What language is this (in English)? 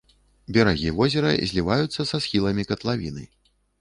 Belarusian